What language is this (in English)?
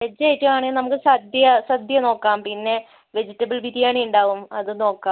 Malayalam